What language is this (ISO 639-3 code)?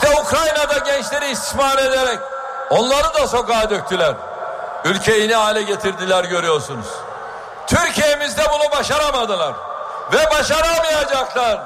tur